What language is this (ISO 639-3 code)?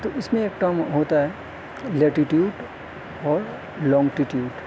urd